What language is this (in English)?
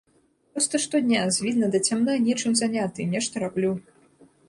Belarusian